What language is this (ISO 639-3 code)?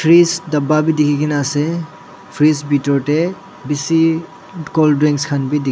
nag